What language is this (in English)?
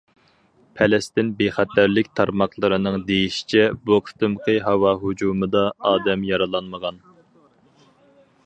Uyghur